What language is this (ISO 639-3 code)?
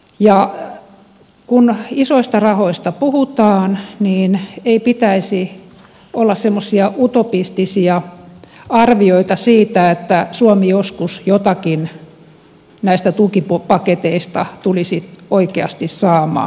fin